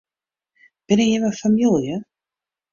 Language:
Western Frisian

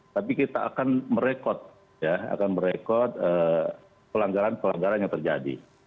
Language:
Indonesian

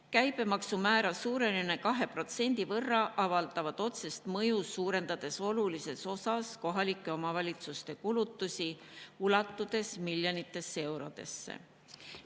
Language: Estonian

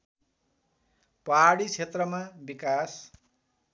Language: Nepali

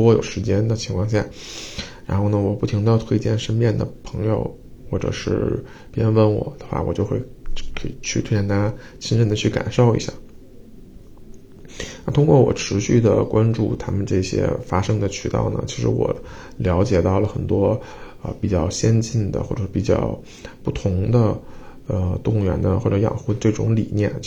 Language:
Chinese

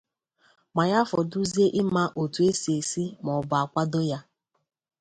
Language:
Igbo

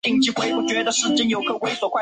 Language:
Chinese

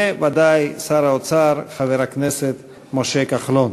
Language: Hebrew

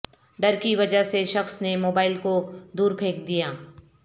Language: Urdu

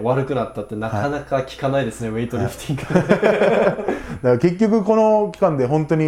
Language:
Japanese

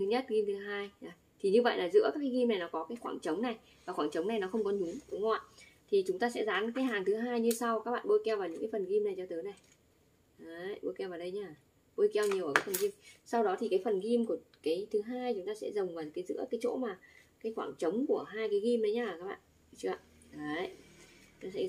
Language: Vietnamese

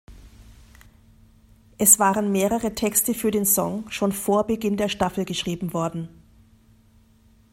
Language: German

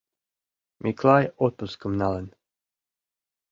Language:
Mari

